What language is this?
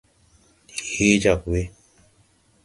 Tupuri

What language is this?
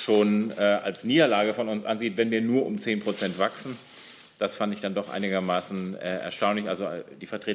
German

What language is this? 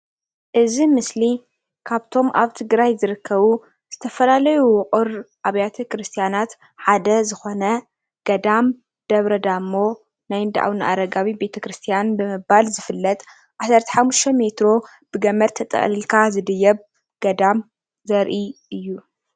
Tigrinya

